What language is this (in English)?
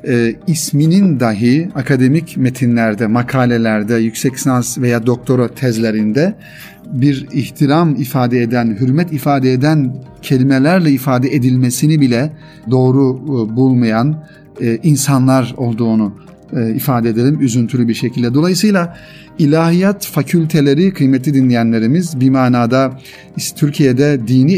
Turkish